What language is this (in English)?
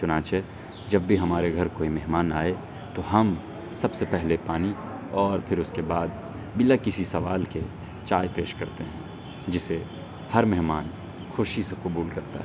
Urdu